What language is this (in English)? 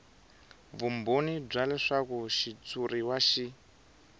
Tsonga